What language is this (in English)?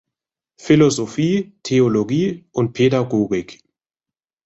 German